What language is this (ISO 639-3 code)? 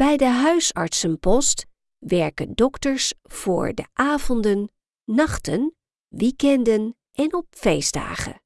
nld